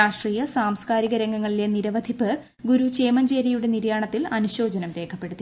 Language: Malayalam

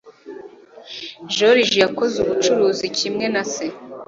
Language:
Kinyarwanda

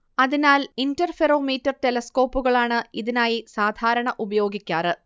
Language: Malayalam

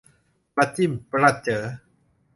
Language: Thai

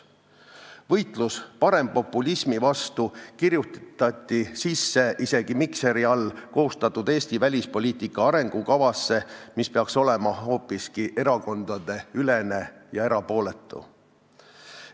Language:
Estonian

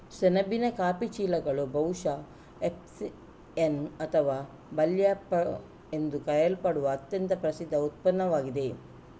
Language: Kannada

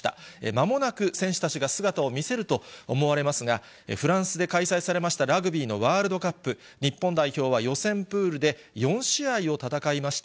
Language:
Japanese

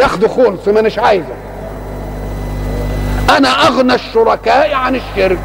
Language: Arabic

